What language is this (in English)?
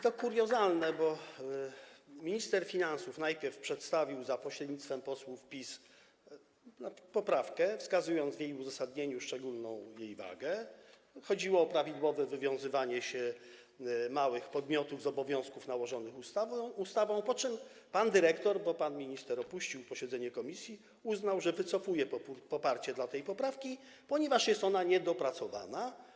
Polish